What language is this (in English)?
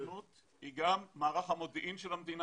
Hebrew